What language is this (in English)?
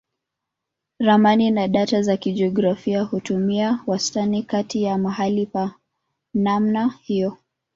Swahili